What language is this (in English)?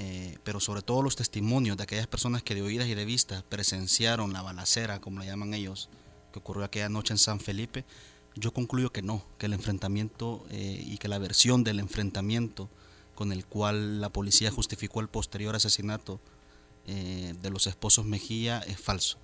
Spanish